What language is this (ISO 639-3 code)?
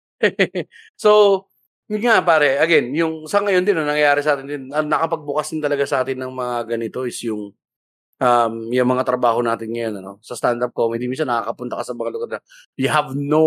fil